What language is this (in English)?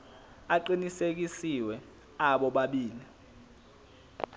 Zulu